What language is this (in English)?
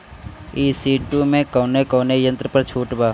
Bhojpuri